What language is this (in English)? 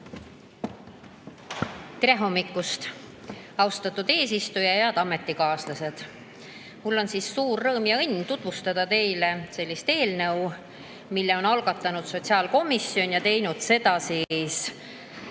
Estonian